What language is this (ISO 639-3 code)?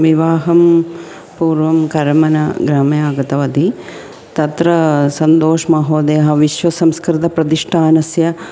san